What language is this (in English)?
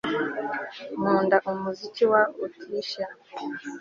Kinyarwanda